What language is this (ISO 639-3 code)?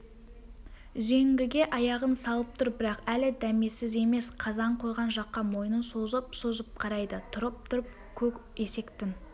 kaz